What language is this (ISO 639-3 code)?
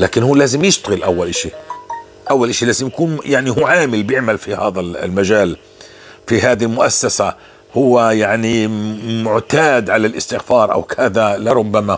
ara